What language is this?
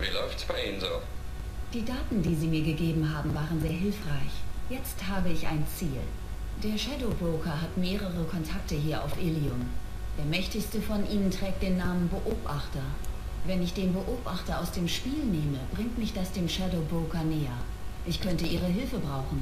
German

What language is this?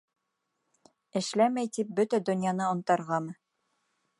Bashkir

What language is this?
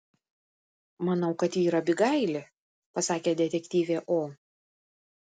Lithuanian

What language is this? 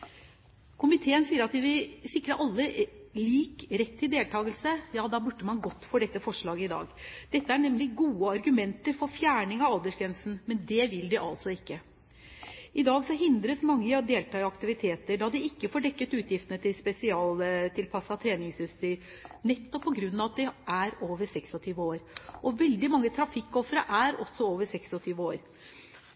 Norwegian Bokmål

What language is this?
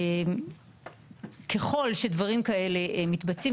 Hebrew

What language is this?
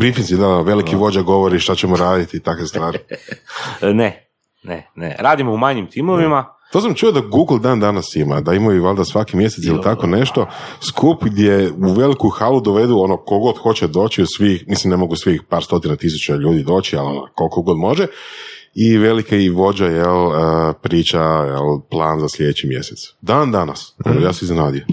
Croatian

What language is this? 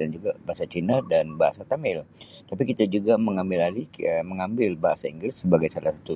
Sabah Malay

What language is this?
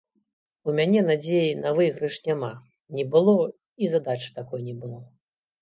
Belarusian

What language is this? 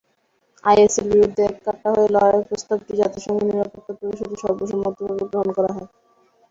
Bangla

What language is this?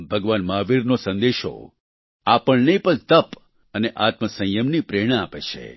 Gujarati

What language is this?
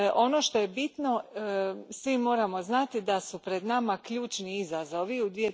Croatian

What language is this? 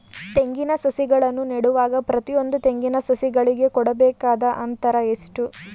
Kannada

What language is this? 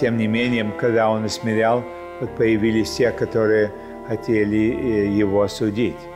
Russian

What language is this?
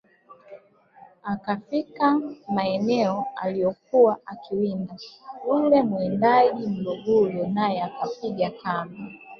Swahili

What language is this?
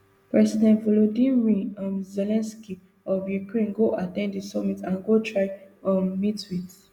Nigerian Pidgin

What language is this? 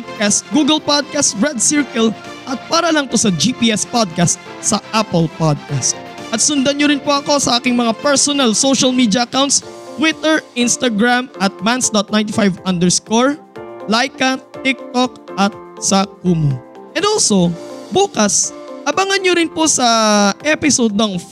Filipino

